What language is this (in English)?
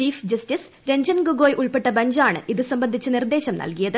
Malayalam